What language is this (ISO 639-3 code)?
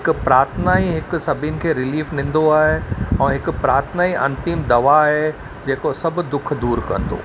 snd